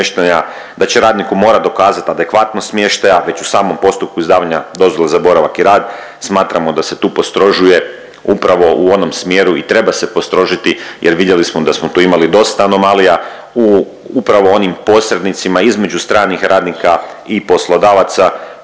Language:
Croatian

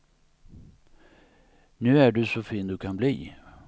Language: Swedish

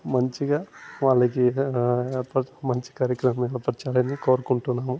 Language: Telugu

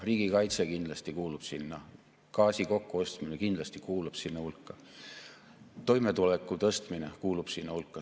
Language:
Estonian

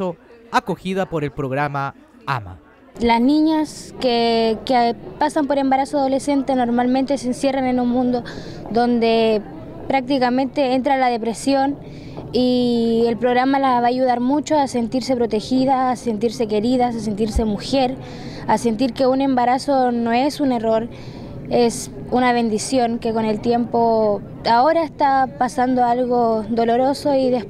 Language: Spanish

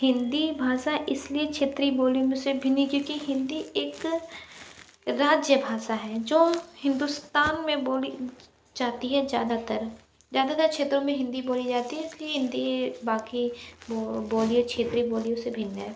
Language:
Hindi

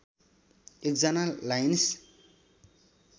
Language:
Nepali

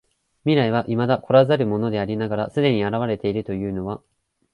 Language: Japanese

